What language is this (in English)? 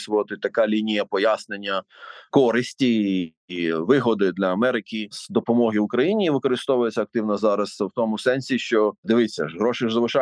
Ukrainian